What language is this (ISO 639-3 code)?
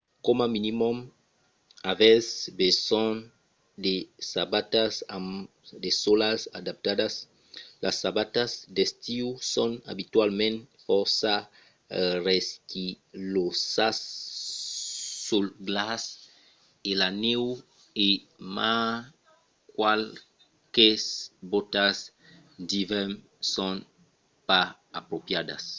oci